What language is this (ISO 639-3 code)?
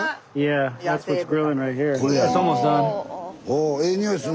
jpn